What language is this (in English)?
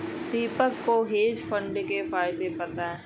Hindi